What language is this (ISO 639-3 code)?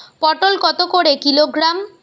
ben